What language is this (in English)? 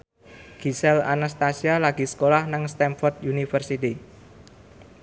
Javanese